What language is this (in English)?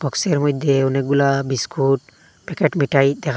Bangla